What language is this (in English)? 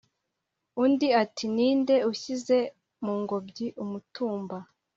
Kinyarwanda